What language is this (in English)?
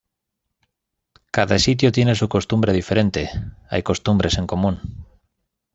Spanish